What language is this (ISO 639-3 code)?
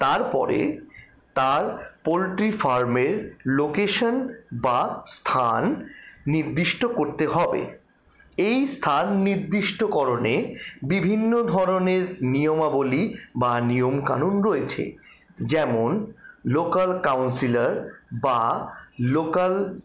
ben